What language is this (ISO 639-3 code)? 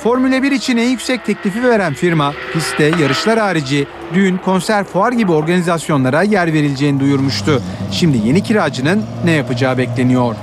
tur